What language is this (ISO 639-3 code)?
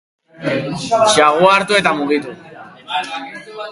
eus